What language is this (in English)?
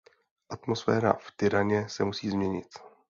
Czech